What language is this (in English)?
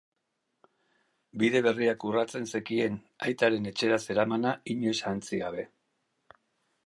Basque